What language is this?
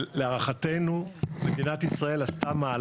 Hebrew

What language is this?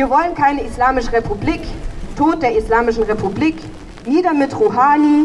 German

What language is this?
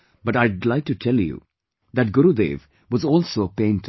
English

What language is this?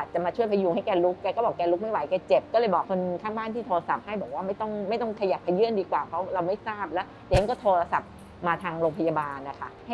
Thai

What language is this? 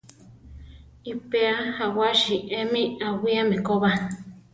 Central Tarahumara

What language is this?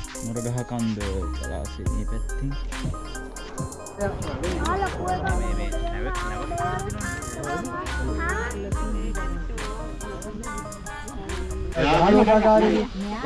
Indonesian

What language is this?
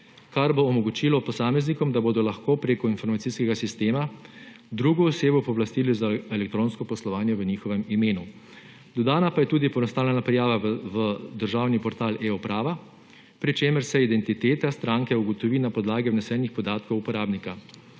Slovenian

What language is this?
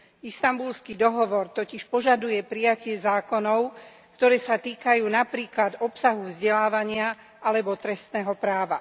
Slovak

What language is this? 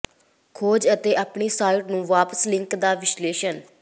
Punjabi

